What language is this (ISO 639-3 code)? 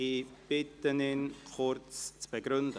gsw